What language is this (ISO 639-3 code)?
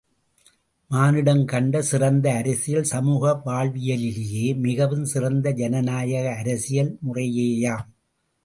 tam